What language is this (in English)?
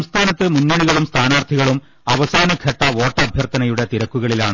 Malayalam